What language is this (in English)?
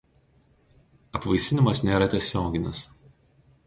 Lithuanian